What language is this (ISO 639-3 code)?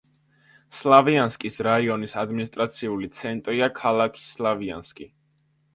kat